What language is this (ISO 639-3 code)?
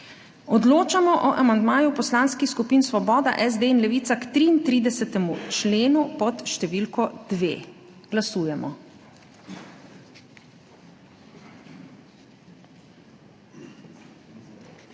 slv